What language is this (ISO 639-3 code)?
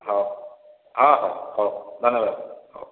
ori